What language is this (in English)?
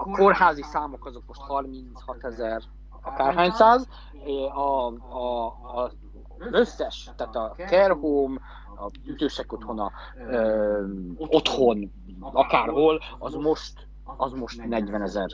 Hungarian